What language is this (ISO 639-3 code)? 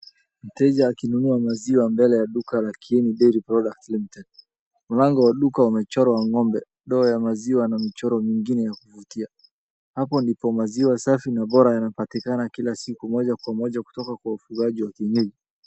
swa